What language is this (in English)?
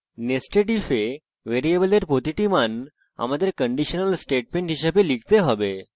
Bangla